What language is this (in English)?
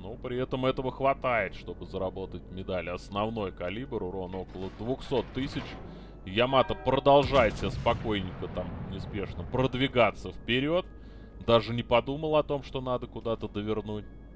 Russian